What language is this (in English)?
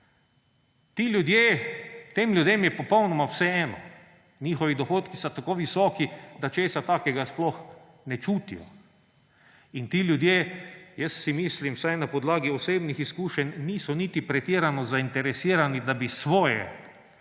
Slovenian